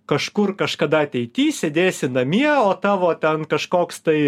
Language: Lithuanian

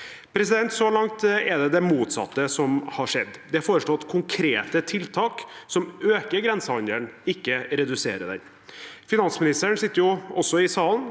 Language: Norwegian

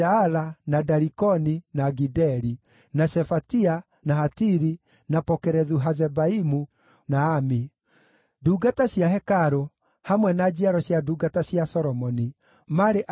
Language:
Kikuyu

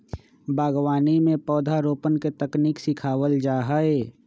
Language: Magahi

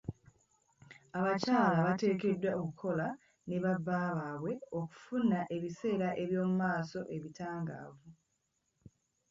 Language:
Ganda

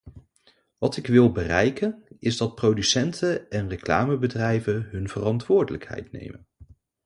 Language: Dutch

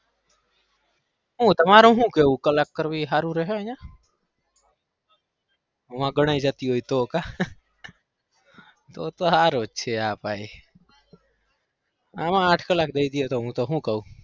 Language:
Gujarati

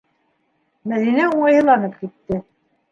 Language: Bashkir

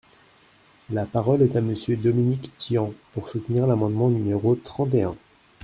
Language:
French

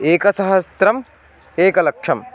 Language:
Sanskrit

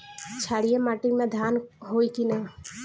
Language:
Bhojpuri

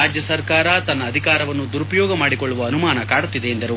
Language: Kannada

